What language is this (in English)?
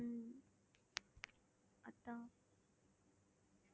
Tamil